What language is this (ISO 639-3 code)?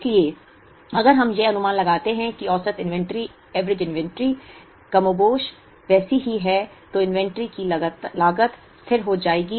hin